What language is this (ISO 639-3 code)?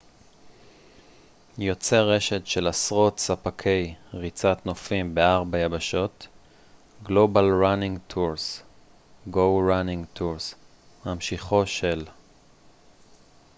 heb